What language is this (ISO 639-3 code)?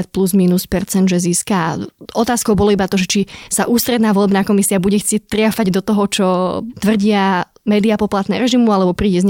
slk